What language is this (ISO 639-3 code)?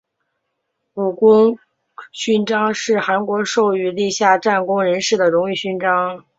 zho